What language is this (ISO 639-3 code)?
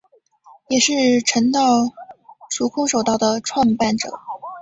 zho